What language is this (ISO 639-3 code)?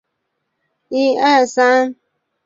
zho